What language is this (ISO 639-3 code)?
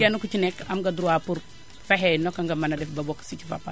wol